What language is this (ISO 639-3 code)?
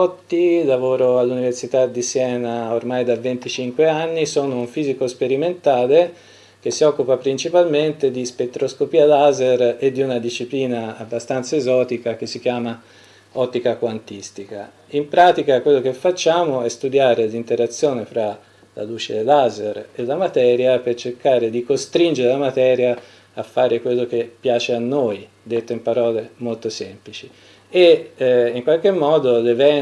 ita